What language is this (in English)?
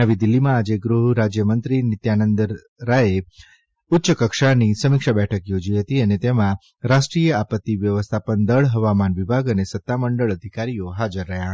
Gujarati